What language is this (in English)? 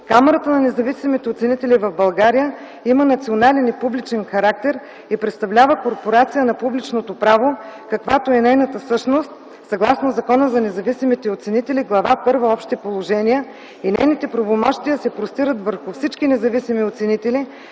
Bulgarian